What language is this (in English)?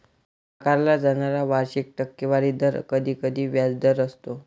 Marathi